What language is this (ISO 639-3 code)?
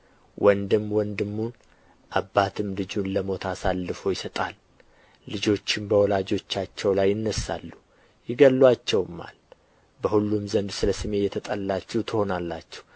amh